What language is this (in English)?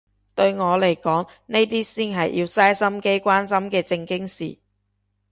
Cantonese